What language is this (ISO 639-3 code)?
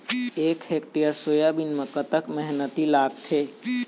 hne